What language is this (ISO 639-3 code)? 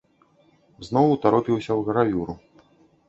bel